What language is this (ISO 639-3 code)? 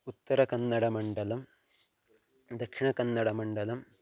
san